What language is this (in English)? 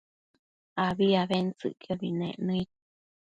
Matsés